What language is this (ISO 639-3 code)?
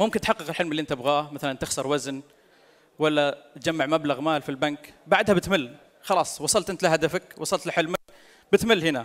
ara